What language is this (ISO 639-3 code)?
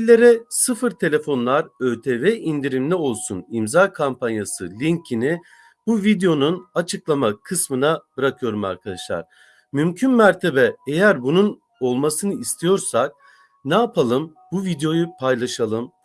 tur